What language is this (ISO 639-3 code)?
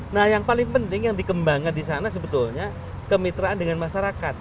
ind